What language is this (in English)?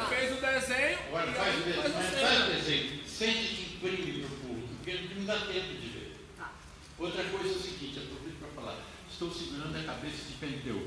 Portuguese